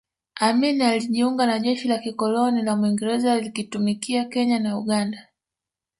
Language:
Swahili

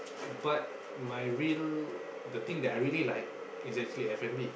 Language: English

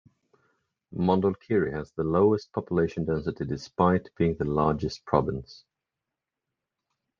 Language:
English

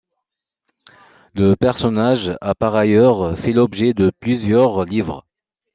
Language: French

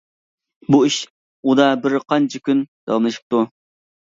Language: Uyghur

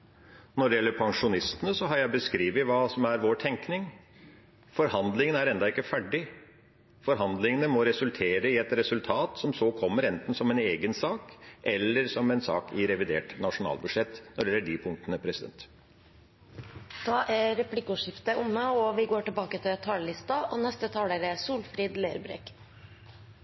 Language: Norwegian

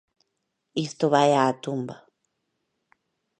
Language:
Galician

